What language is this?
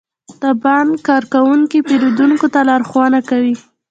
Pashto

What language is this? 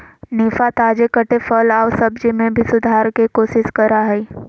Magahi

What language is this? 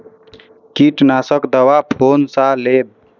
Maithili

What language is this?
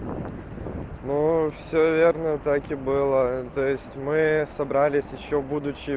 Russian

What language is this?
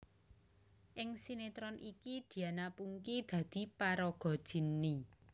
Javanese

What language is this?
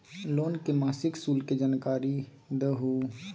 Magahi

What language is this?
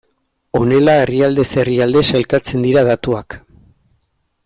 Basque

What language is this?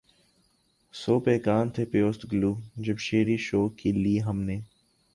Urdu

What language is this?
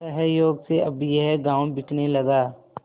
Hindi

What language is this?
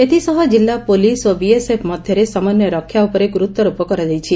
Odia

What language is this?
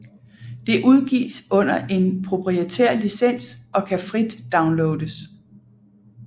Danish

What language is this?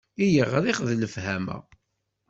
Kabyle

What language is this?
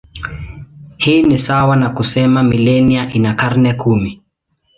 Swahili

